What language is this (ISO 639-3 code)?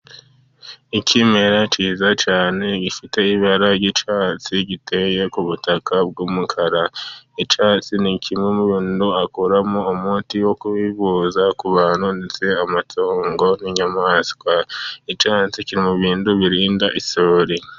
kin